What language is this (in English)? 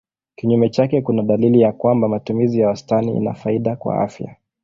Swahili